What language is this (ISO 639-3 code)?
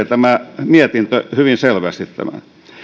fin